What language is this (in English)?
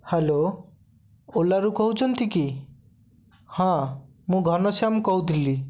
Odia